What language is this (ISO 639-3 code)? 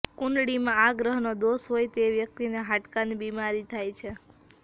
guj